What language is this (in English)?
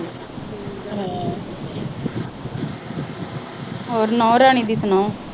Punjabi